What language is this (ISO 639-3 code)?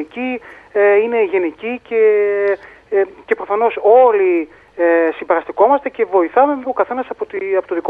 ell